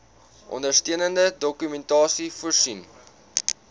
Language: Afrikaans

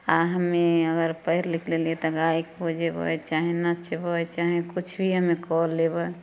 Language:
Maithili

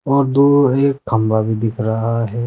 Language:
Hindi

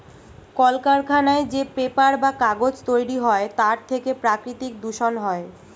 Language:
Bangla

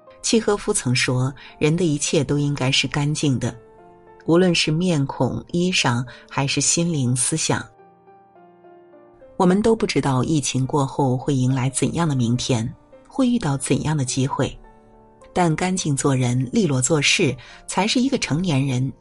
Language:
Chinese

